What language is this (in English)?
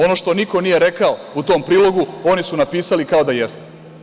Serbian